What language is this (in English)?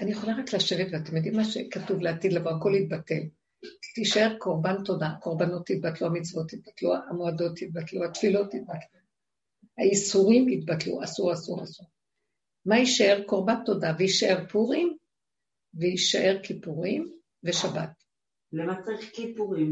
Hebrew